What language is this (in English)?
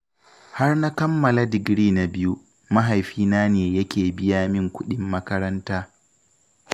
Hausa